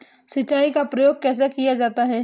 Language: Hindi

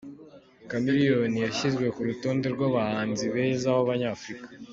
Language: Kinyarwanda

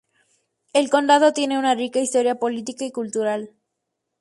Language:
Spanish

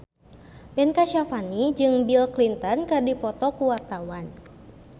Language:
Sundanese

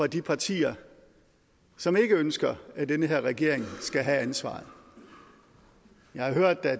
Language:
Danish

